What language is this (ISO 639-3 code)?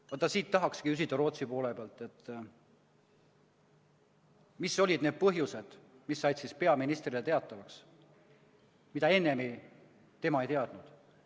est